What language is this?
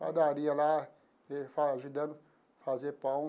Portuguese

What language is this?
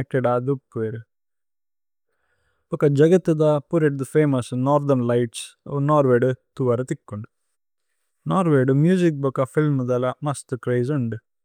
Tulu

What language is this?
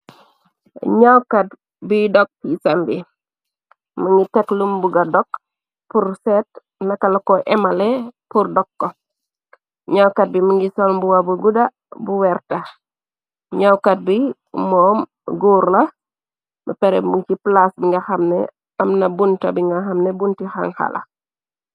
Wolof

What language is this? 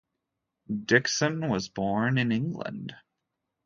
English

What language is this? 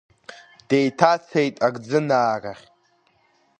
Abkhazian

